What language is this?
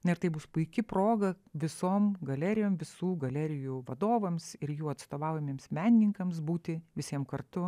Lithuanian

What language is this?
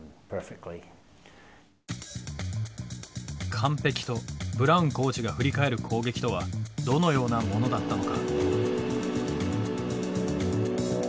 Japanese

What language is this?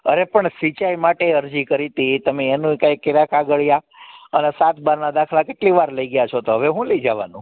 Gujarati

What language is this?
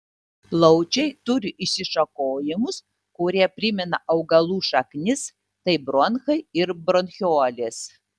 Lithuanian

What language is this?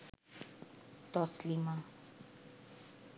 Bangla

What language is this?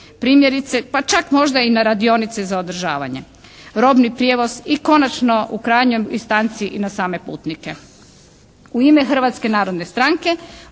Croatian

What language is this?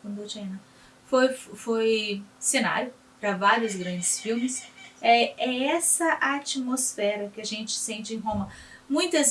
Portuguese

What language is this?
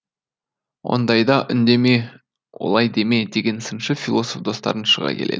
Kazakh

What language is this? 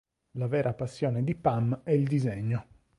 Italian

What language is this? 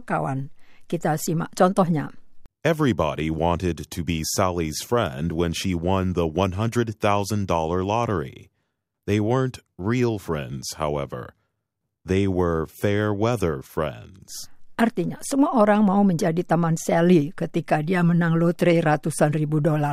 Indonesian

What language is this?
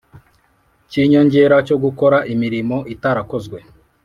Kinyarwanda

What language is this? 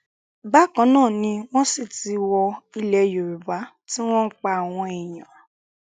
Yoruba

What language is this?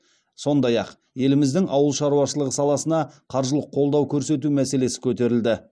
Kazakh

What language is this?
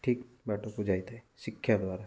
Odia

